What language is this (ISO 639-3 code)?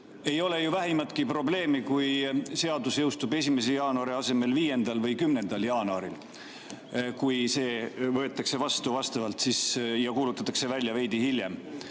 est